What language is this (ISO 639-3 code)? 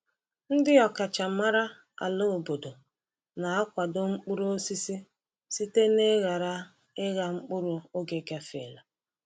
ibo